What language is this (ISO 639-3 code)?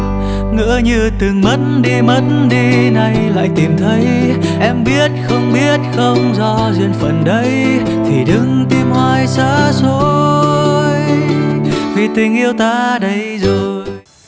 vie